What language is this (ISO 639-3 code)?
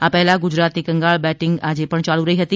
guj